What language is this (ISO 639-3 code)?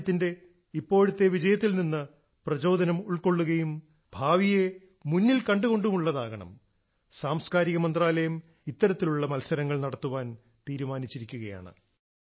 mal